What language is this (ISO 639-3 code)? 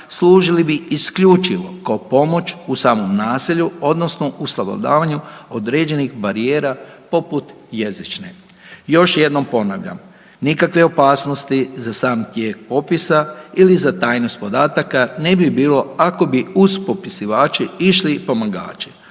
hrv